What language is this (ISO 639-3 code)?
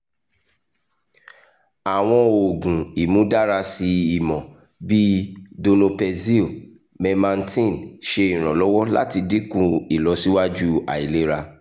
yor